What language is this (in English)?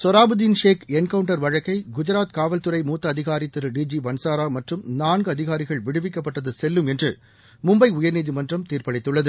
Tamil